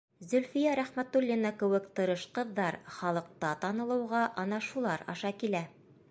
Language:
Bashkir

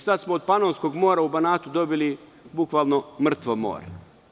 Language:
Serbian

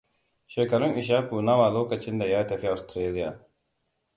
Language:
Hausa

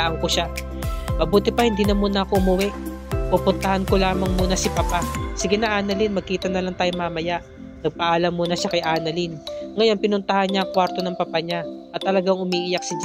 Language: Filipino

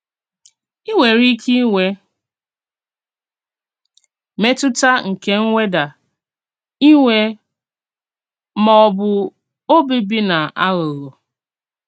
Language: Igbo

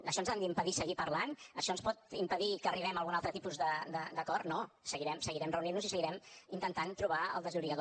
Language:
Catalan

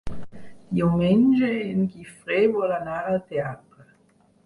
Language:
Catalan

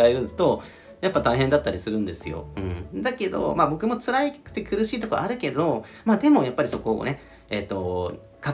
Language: Japanese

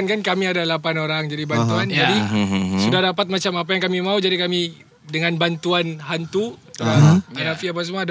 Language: Malay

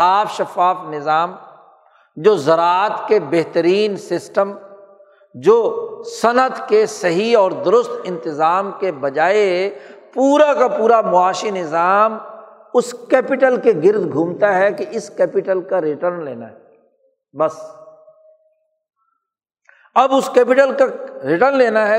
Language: Urdu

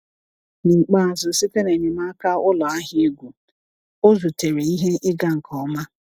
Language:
Igbo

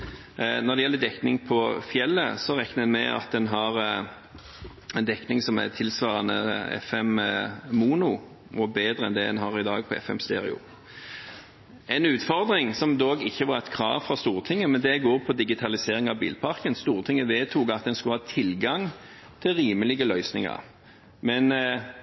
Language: Norwegian Bokmål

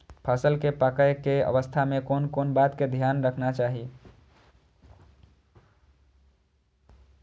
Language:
Maithili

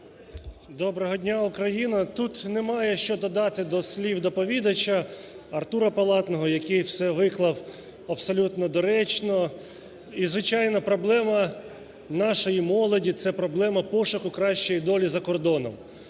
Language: Ukrainian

